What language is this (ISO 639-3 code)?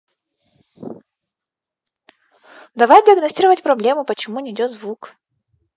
rus